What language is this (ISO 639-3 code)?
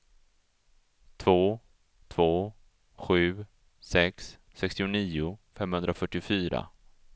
swe